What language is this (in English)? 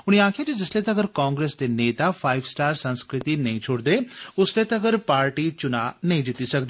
Dogri